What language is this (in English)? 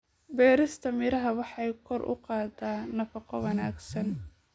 Somali